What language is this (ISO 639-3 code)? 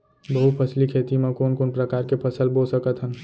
hne